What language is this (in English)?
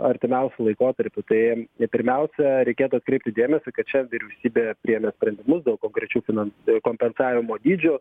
Lithuanian